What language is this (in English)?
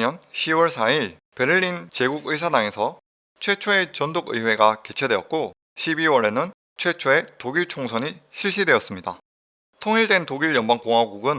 Korean